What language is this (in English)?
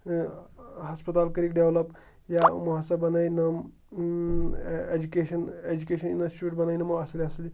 Kashmiri